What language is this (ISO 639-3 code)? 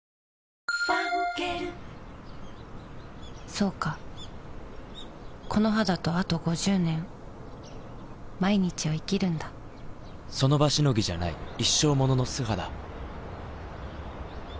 jpn